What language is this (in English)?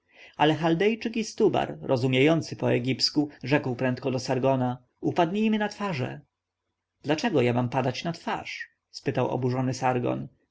Polish